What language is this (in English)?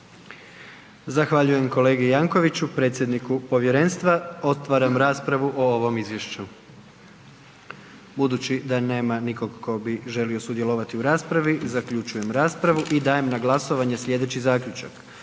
Croatian